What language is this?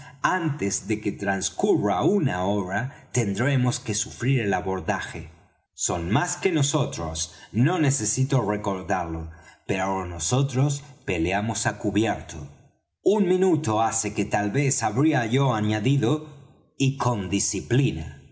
Spanish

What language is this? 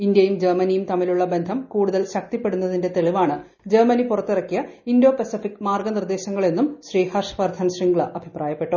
Malayalam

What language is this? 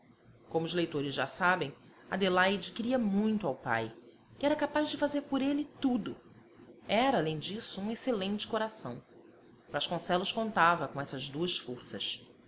Portuguese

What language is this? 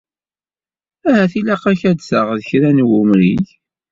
Kabyle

